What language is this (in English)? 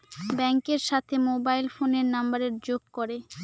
Bangla